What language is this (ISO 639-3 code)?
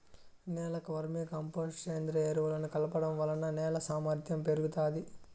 tel